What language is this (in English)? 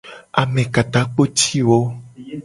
Gen